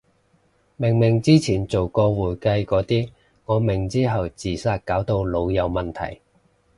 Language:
Cantonese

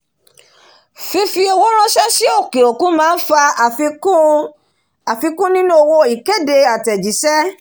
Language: Yoruba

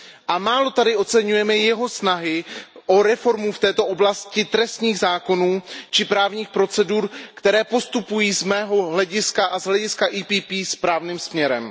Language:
Czech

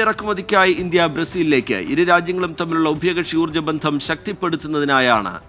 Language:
Malayalam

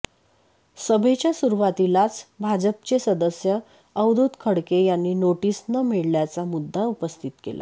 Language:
Marathi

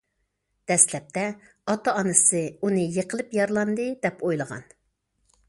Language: Uyghur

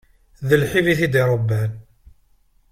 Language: Kabyle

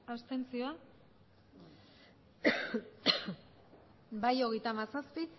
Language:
Basque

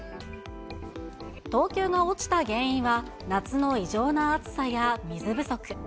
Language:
Japanese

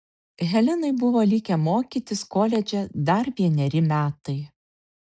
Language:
Lithuanian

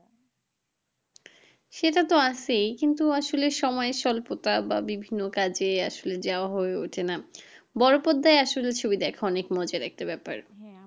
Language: Bangla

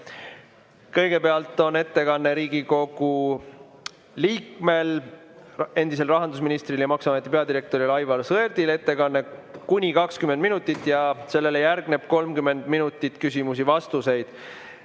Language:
Estonian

